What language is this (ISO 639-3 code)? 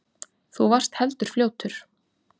isl